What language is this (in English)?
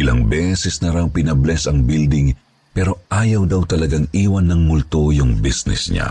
Filipino